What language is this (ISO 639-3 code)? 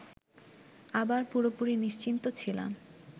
ben